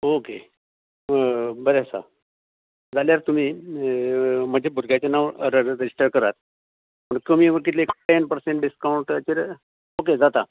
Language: Konkani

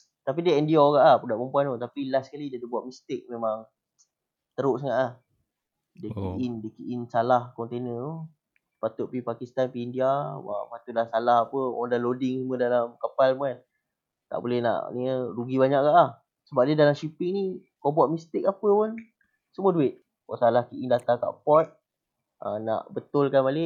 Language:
Malay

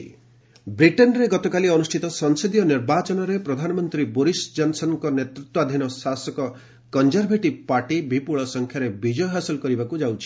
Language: Odia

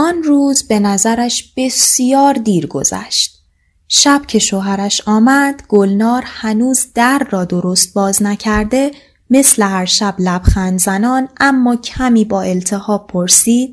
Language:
Persian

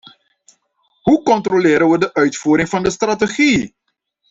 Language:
Dutch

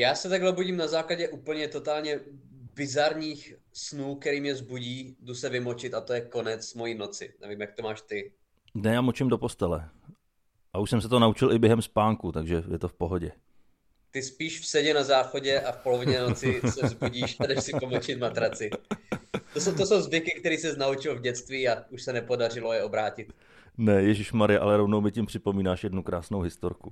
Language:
Czech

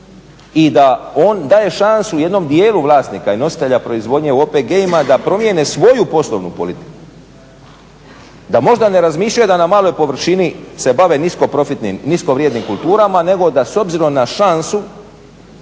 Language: Croatian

